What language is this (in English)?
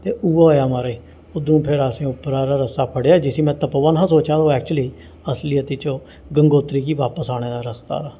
Dogri